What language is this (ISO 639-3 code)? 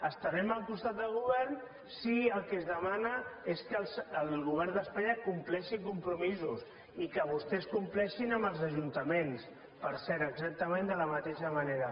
cat